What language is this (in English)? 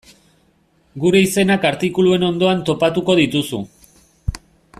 Basque